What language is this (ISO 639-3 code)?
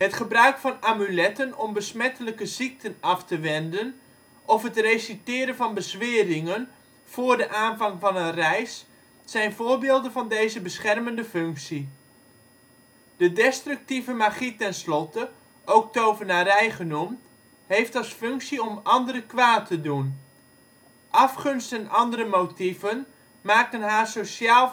nld